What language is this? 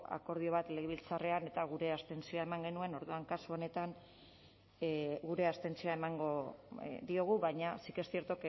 Basque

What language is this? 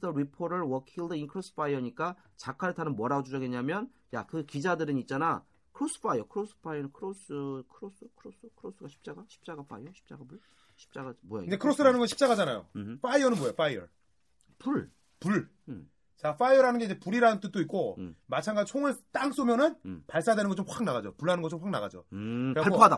Korean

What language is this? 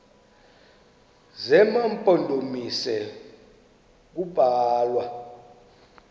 Xhosa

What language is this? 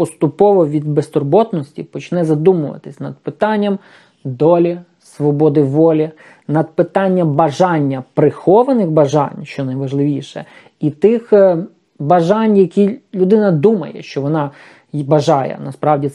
Ukrainian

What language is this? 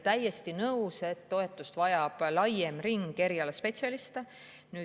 Estonian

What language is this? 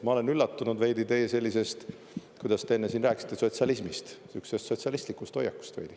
Estonian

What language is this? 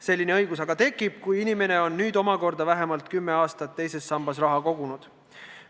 Estonian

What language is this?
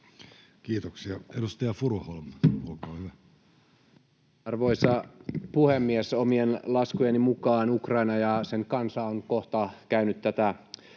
Finnish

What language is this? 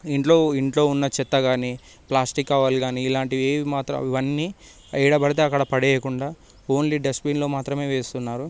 Telugu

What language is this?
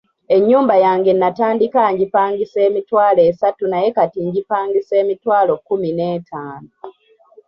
Ganda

